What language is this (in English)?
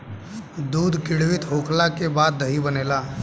Bhojpuri